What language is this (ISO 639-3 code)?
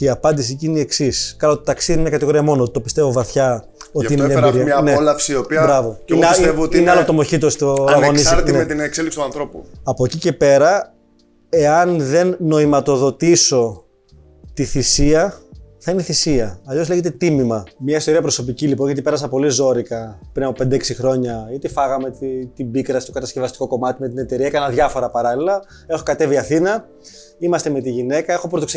ell